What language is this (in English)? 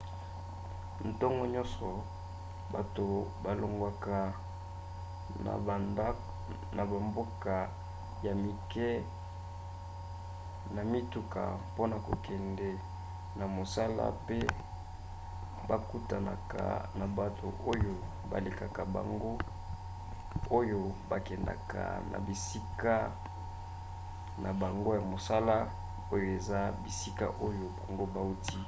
Lingala